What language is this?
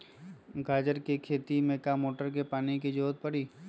Magahi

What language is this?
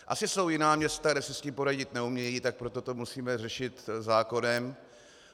Czech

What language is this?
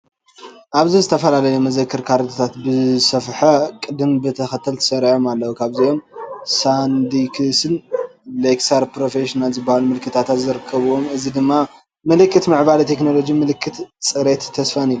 Tigrinya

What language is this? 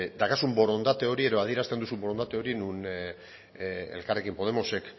Basque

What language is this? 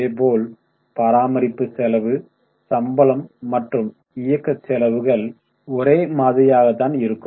Tamil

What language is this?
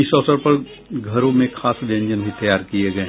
Hindi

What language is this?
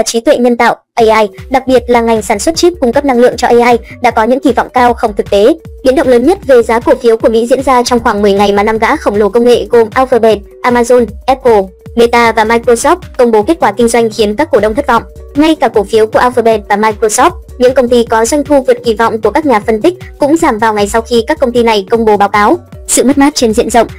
Vietnamese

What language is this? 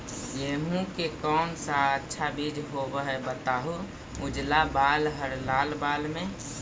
Magahi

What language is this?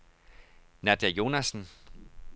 Danish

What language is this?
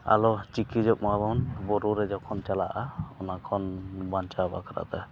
Santali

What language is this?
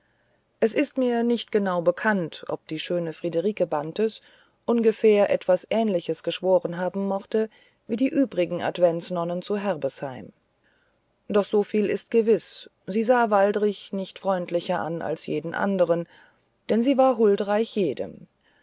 German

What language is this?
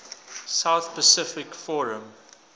English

